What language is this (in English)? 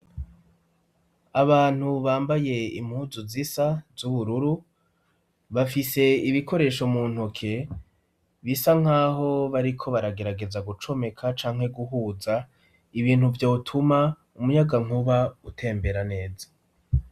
Rundi